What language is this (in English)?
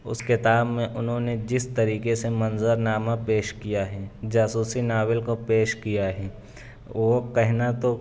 Urdu